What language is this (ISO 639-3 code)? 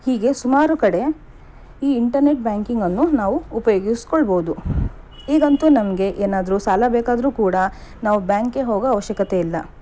kan